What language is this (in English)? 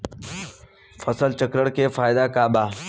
Bhojpuri